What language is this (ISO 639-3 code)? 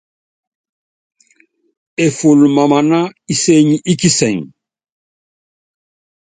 yav